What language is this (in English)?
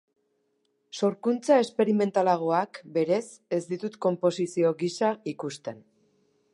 Basque